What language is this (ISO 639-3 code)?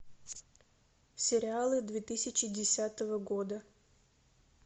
rus